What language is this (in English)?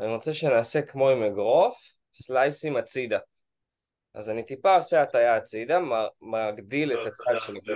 Hebrew